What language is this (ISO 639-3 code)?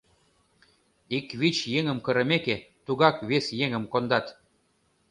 chm